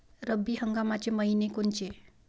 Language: Marathi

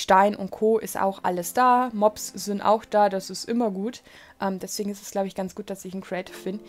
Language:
German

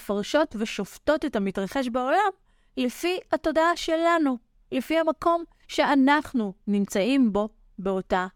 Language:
Hebrew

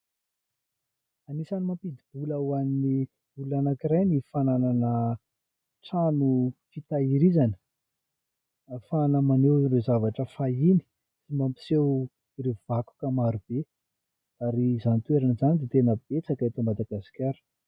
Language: Malagasy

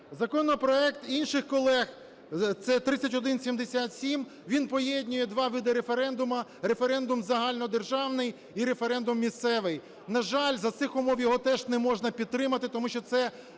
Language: Ukrainian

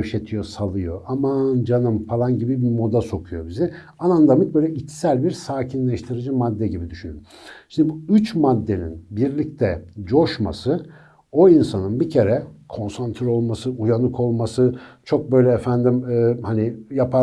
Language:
Turkish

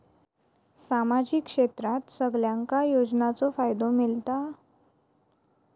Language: Marathi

